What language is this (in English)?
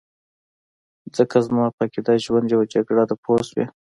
Pashto